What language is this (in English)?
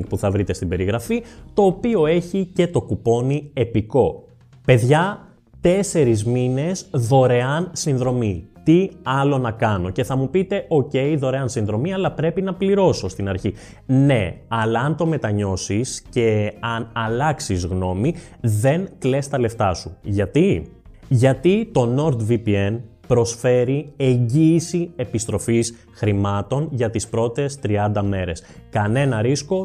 Greek